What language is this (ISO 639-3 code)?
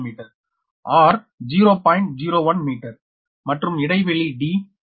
tam